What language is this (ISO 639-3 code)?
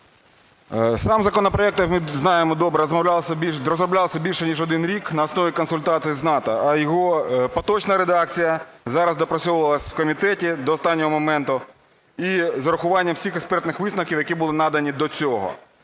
ukr